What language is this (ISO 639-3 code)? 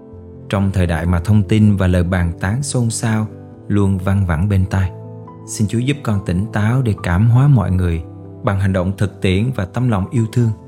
vie